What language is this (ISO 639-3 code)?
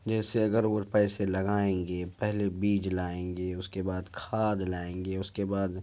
urd